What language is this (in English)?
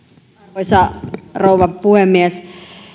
Finnish